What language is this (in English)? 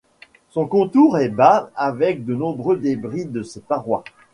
French